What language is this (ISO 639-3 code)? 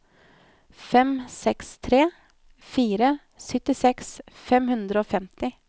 nor